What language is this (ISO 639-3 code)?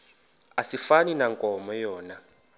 xho